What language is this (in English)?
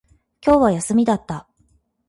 Japanese